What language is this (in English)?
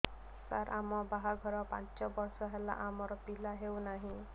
Odia